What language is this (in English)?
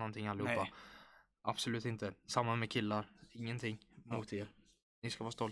Swedish